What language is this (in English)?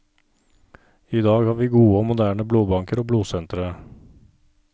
Norwegian